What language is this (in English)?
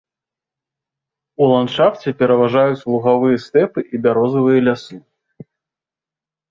Belarusian